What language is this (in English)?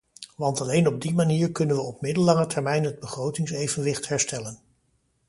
Dutch